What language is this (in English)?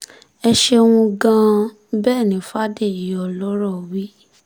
Yoruba